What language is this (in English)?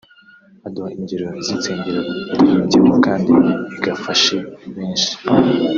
Kinyarwanda